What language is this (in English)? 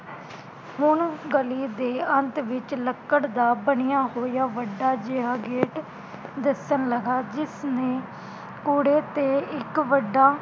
Punjabi